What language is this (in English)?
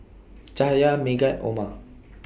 English